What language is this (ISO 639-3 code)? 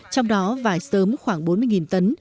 vie